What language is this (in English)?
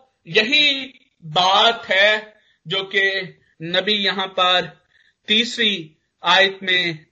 Hindi